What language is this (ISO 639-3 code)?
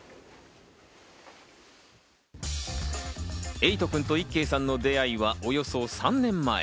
jpn